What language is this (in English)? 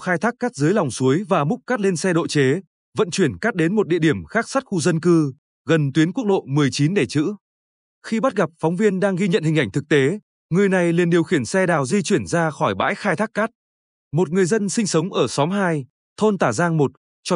Vietnamese